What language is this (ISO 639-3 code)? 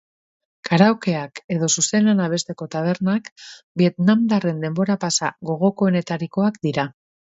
eus